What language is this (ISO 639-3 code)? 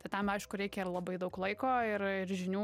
lit